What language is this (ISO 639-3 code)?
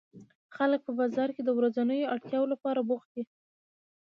pus